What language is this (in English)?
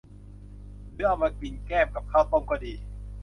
Thai